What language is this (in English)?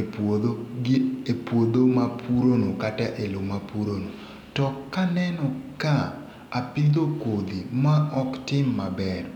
Luo (Kenya and Tanzania)